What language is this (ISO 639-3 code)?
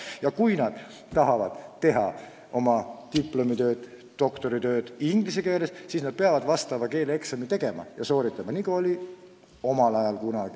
est